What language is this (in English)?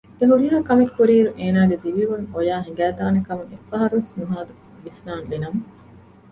Divehi